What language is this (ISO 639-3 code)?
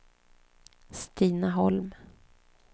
swe